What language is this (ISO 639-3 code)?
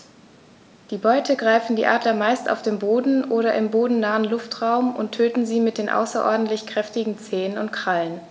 deu